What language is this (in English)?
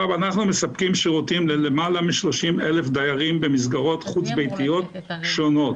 Hebrew